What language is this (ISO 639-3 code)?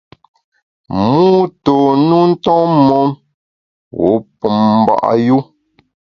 bax